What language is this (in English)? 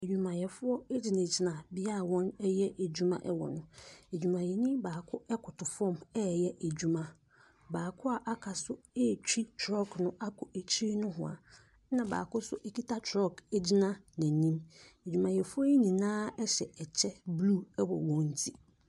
Akan